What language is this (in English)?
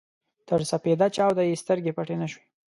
Pashto